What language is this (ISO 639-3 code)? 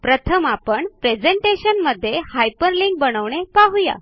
mar